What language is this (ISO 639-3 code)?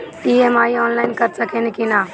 bho